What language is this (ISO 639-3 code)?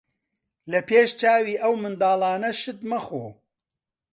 ckb